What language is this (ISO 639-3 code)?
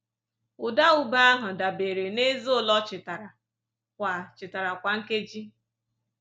ibo